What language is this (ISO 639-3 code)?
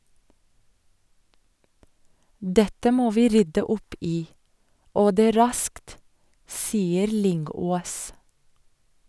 nor